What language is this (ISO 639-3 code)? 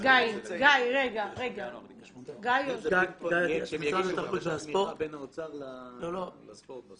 heb